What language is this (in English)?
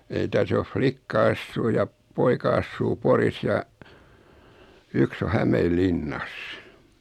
Finnish